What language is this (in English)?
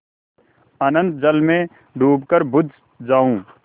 Hindi